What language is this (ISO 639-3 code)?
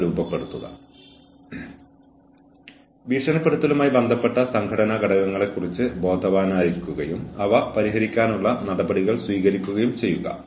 mal